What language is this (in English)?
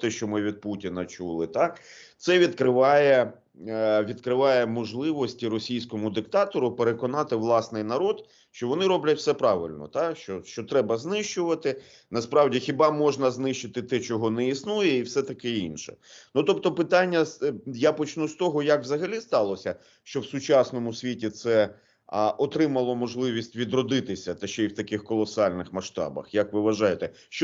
Ukrainian